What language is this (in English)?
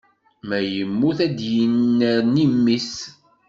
Kabyle